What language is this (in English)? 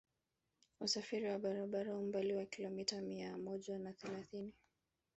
Swahili